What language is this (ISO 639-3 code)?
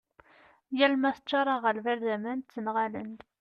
kab